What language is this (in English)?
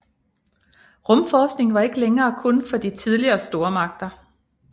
Danish